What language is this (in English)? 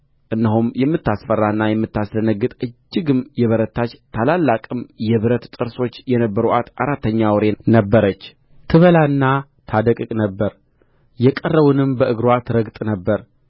Amharic